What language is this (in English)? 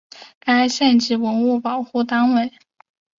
Chinese